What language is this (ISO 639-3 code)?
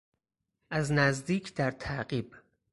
fas